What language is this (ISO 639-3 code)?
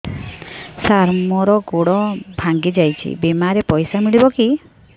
ori